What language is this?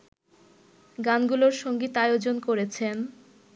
Bangla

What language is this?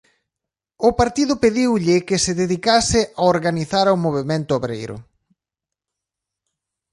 Galician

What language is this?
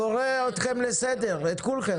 Hebrew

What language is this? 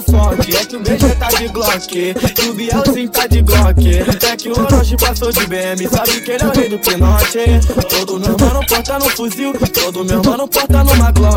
Portuguese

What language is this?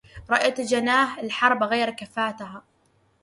Arabic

